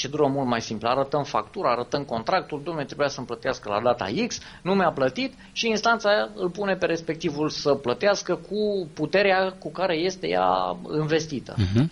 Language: Romanian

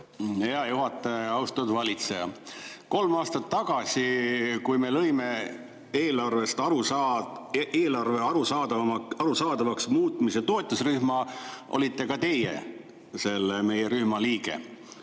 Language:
Estonian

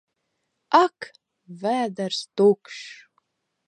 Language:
Latvian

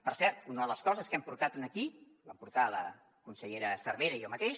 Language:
Catalan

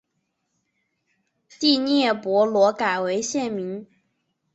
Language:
Chinese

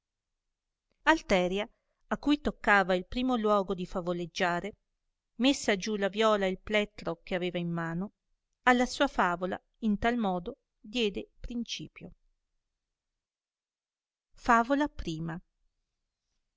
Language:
Italian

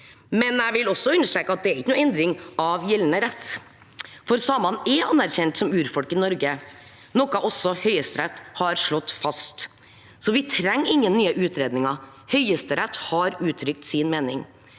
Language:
Norwegian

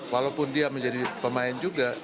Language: Indonesian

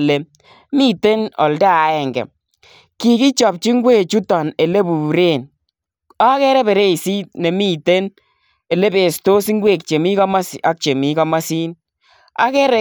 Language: Kalenjin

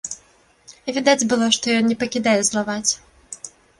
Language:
Belarusian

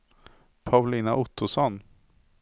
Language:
Swedish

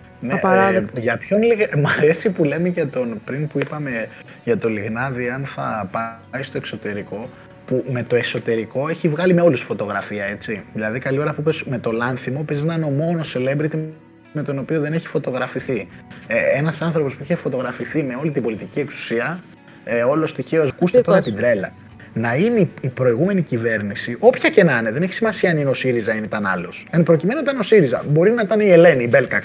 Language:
Greek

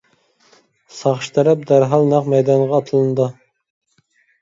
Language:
Uyghur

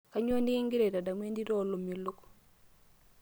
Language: Masai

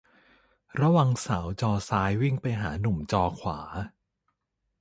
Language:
Thai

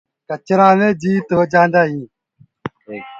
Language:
Gurgula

